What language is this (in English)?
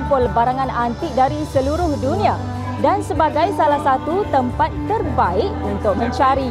Malay